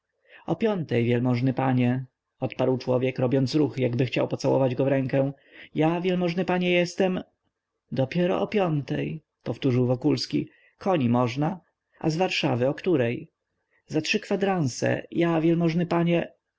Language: Polish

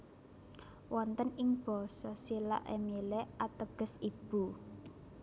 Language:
Javanese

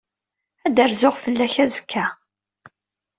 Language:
Kabyle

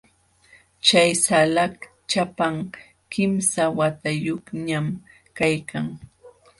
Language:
Jauja Wanca Quechua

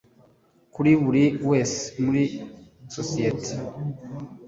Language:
Kinyarwanda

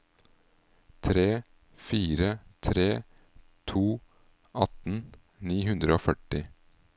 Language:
Norwegian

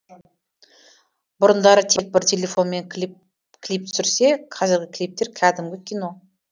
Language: Kazakh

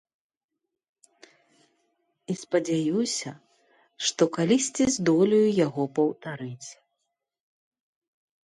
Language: Belarusian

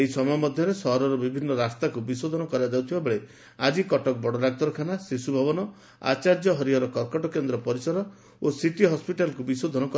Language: Odia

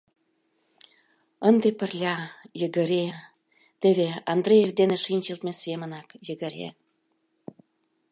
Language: Mari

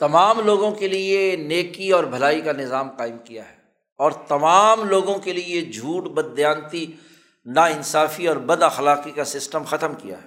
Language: Urdu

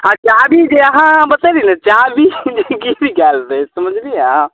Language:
Maithili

